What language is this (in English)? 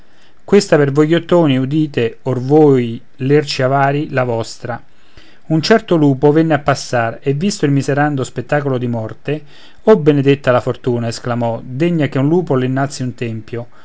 Italian